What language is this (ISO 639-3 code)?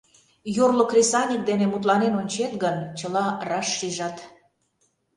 chm